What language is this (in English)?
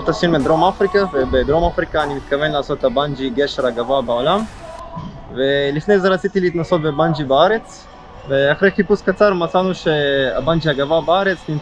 Hebrew